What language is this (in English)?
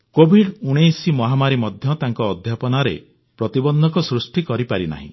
Odia